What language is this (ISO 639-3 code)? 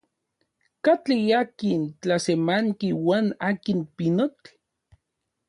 ncx